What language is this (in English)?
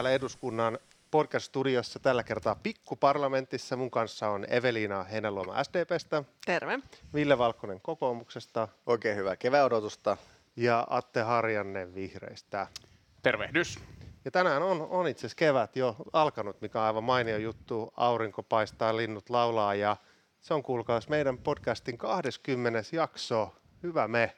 Finnish